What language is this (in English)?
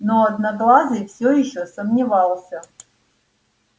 Russian